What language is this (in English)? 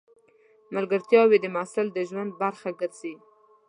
Pashto